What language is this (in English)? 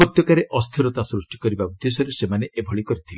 Odia